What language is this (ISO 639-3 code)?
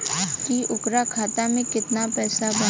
bho